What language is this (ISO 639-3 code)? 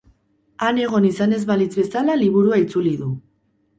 eus